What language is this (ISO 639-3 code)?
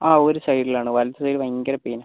mal